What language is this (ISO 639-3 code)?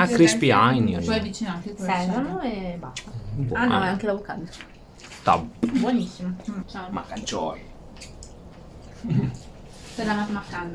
ita